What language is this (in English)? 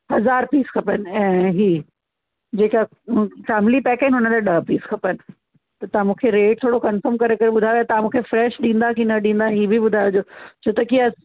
Sindhi